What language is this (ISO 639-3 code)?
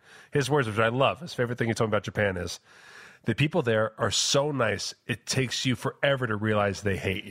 eng